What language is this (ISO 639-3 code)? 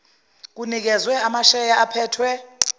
zul